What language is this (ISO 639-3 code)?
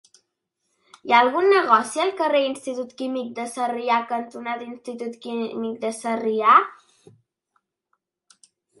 cat